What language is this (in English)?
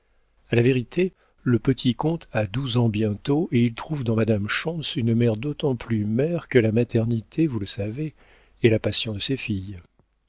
French